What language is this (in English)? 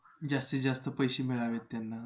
Marathi